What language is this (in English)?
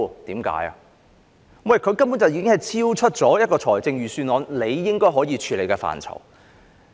Cantonese